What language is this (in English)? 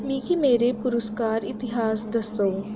Dogri